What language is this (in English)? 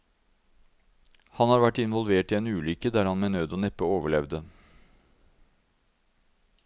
Norwegian